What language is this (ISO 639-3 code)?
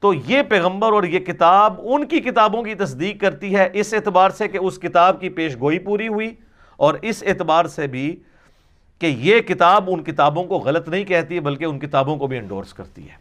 urd